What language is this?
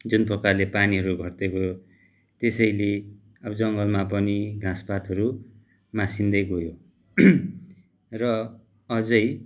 Nepali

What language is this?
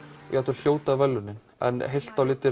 Icelandic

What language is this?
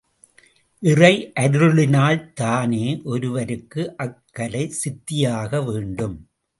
Tamil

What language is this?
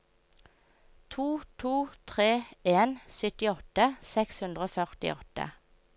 Norwegian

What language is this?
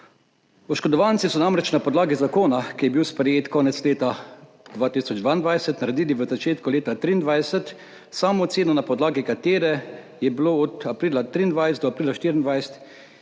Slovenian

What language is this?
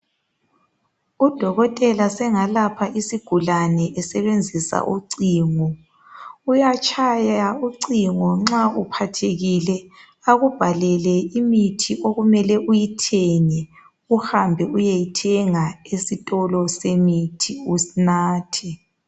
North Ndebele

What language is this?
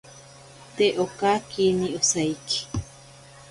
Ashéninka Perené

